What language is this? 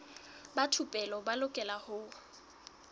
Southern Sotho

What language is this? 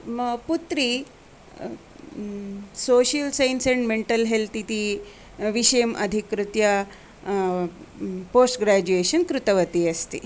Sanskrit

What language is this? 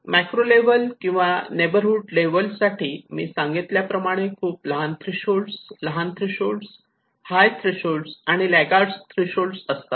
Marathi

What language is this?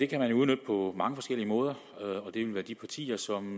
Danish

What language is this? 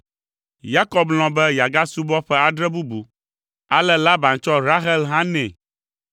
Ewe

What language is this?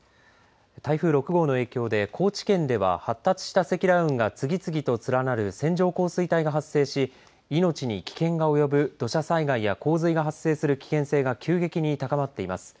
Japanese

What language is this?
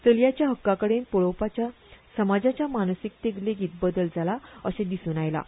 Konkani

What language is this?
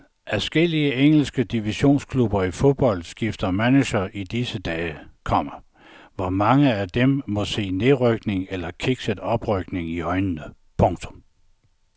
Danish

